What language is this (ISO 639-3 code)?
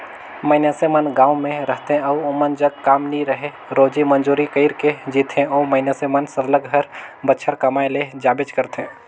hne